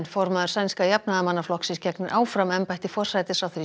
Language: Icelandic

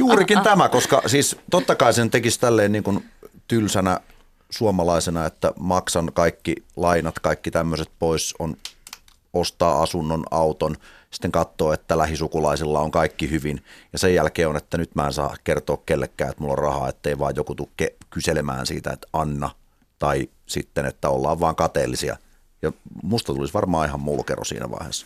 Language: Finnish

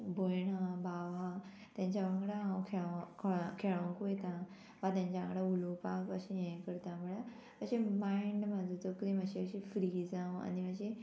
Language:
Konkani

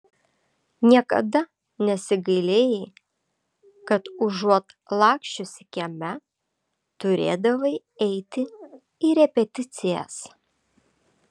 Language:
Lithuanian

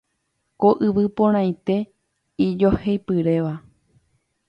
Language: Guarani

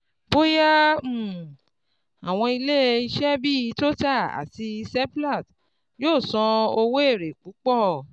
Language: Yoruba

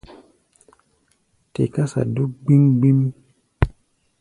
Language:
Gbaya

